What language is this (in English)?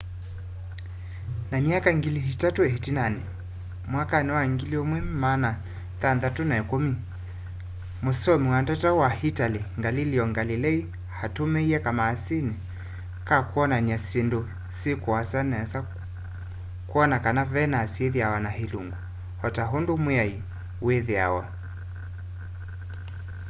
Kamba